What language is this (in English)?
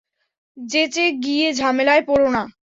Bangla